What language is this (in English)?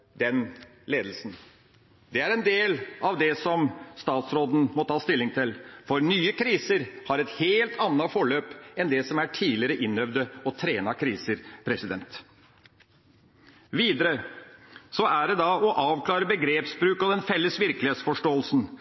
Norwegian Bokmål